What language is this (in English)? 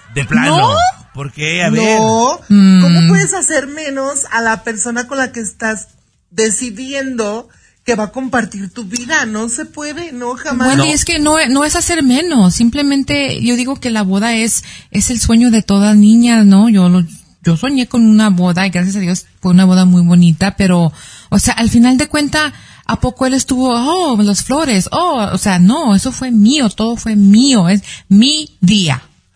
Spanish